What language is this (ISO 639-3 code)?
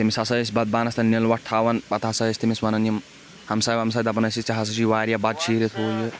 kas